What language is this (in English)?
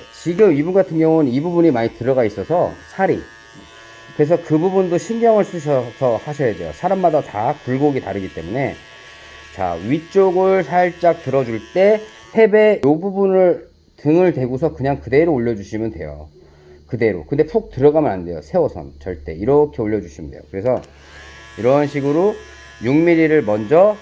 Korean